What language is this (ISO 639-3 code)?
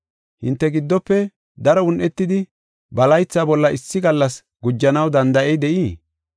gof